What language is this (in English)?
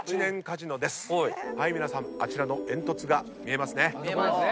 Japanese